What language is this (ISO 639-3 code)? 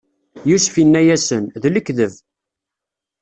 kab